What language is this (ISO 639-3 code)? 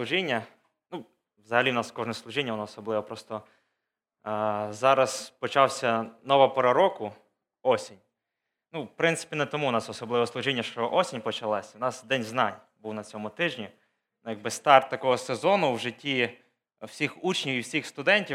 ukr